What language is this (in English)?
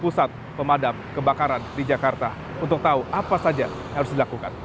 Indonesian